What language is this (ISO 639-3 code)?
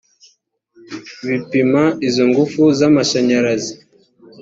kin